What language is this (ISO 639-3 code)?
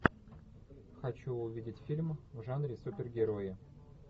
rus